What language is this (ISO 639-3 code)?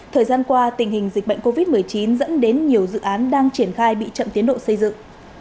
vie